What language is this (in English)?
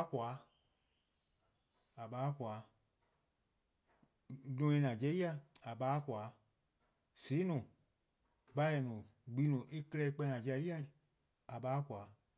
Eastern Krahn